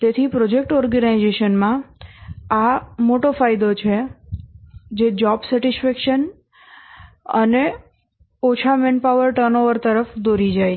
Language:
Gujarati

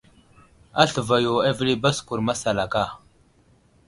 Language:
Wuzlam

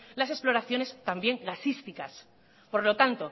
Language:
Spanish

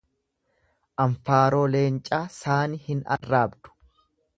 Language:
Oromo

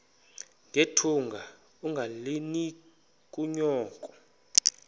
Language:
Xhosa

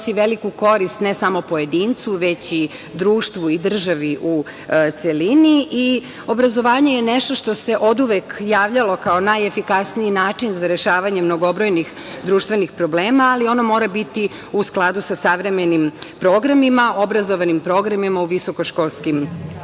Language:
Serbian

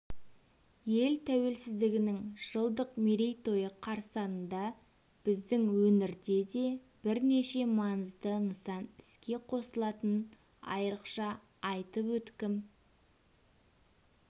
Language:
Kazakh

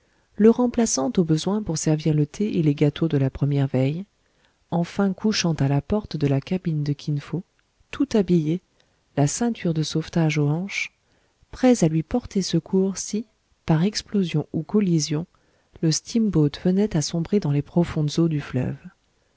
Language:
French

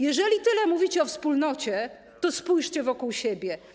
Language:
Polish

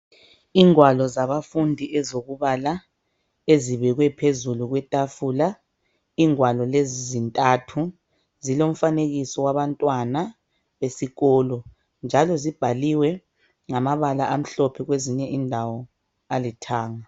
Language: North Ndebele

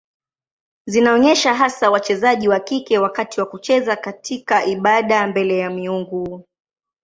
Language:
Swahili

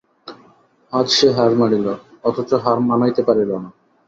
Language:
Bangla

